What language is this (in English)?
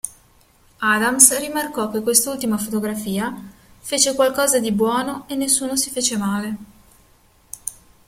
Italian